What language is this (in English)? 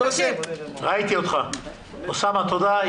Hebrew